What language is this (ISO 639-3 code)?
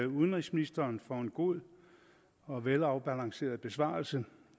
dan